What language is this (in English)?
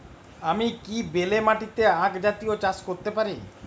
Bangla